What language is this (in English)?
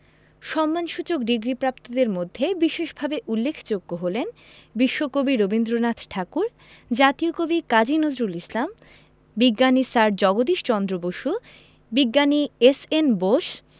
Bangla